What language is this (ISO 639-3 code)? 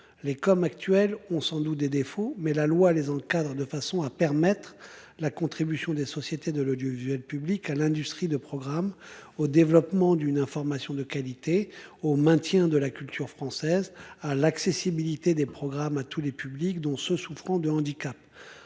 fra